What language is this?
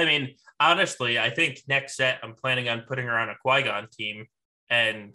English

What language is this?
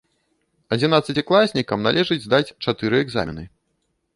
Belarusian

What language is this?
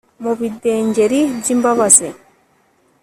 Kinyarwanda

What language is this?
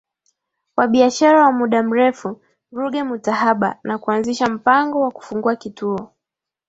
Swahili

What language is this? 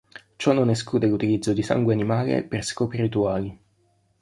Italian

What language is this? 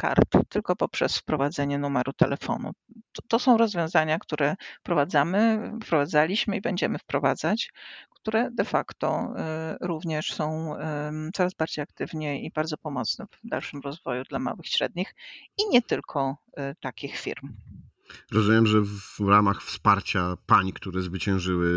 Polish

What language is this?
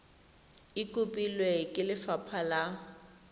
Tswana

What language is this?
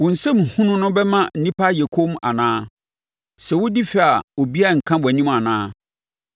Akan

